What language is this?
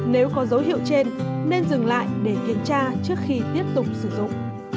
Vietnamese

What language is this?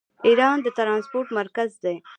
Pashto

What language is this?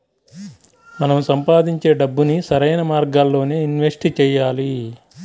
Telugu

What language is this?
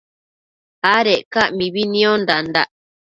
Matsés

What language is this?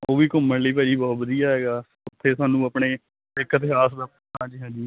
Punjabi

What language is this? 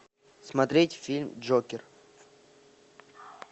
Russian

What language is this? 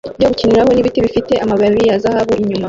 Kinyarwanda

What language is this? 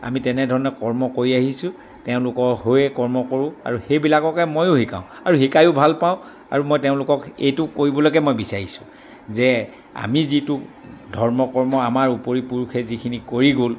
Assamese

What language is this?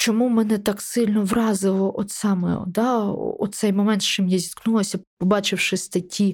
Ukrainian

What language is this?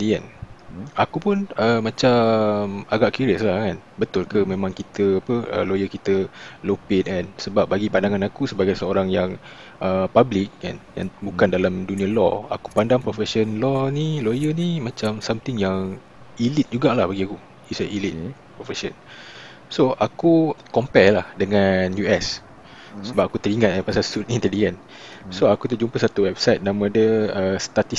Malay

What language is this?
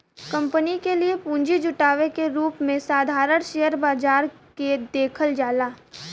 Bhojpuri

